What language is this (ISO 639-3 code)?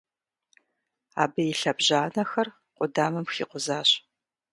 kbd